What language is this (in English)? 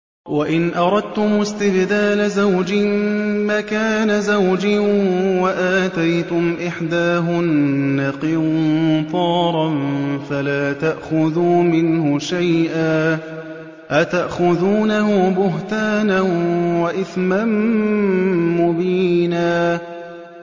Arabic